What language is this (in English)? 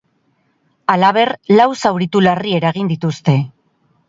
Basque